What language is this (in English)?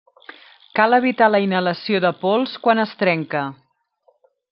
Catalan